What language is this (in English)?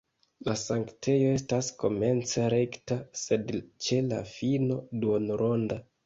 Esperanto